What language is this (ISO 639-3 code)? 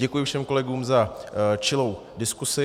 ces